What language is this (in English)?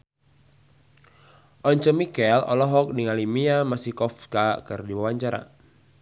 Sundanese